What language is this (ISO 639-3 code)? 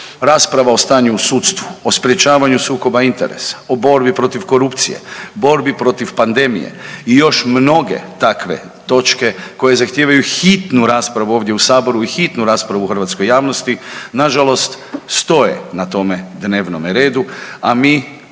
hrv